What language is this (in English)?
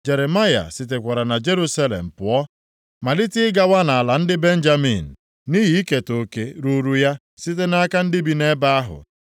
Igbo